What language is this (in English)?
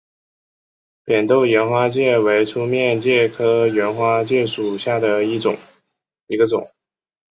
Chinese